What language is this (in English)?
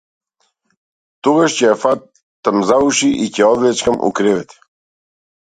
Macedonian